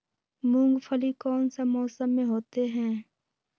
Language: Magahi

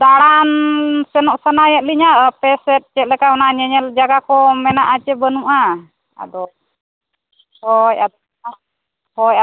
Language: Santali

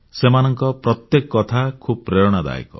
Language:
Odia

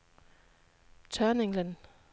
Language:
Danish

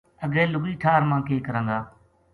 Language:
Gujari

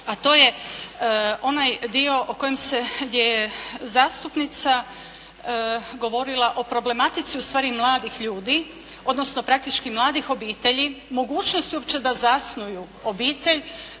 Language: Croatian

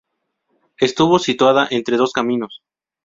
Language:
Spanish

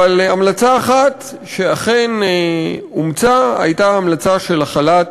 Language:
Hebrew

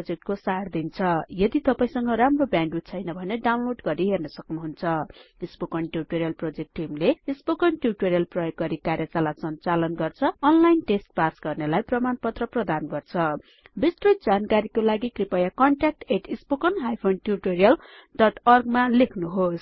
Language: Nepali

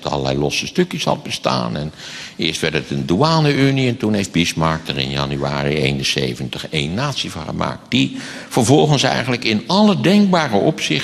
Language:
Dutch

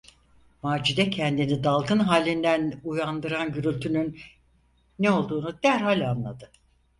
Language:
Turkish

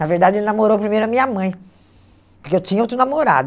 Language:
Portuguese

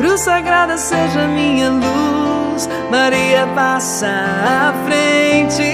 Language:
Portuguese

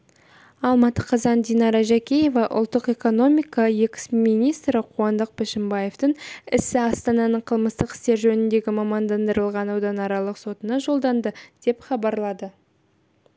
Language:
Kazakh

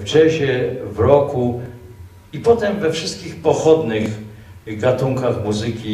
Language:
Polish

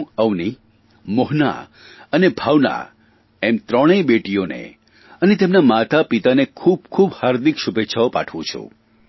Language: Gujarati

